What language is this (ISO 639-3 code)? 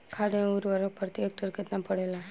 bho